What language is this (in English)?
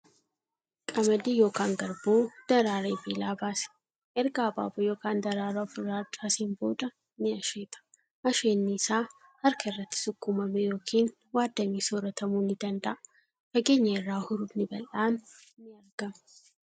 Oromo